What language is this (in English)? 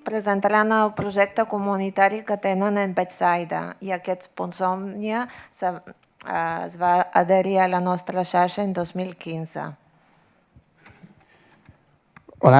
Catalan